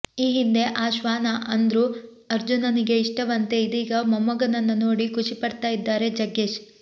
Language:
Kannada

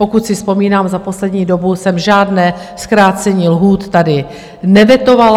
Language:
Czech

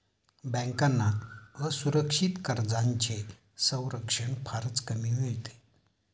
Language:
Marathi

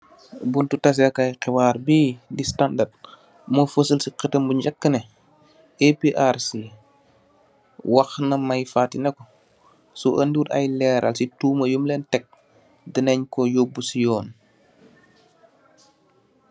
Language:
Wolof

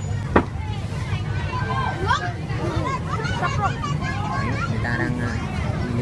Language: Vietnamese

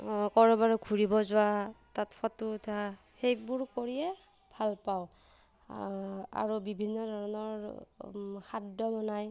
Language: Assamese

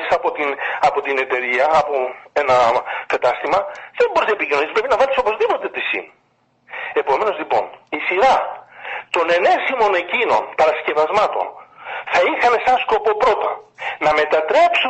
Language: Greek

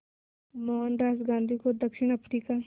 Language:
Hindi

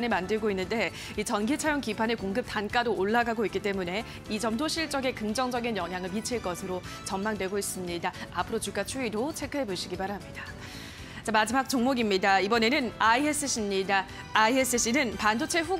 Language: Korean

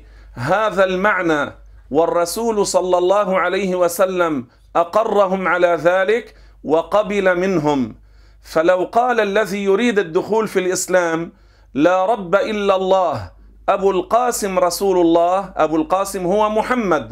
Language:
Arabic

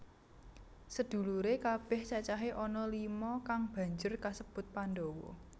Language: Javanese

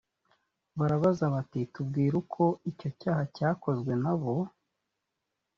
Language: Kinyarwanda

